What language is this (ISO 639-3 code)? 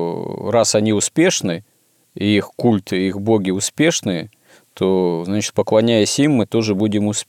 rus